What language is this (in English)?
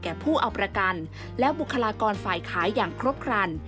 Thai